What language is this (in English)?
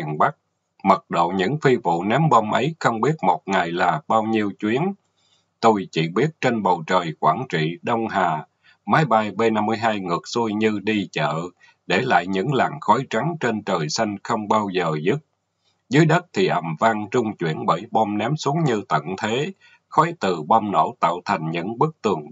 Vietnamese